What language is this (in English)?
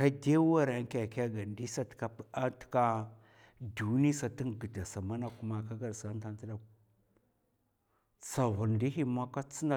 Mafa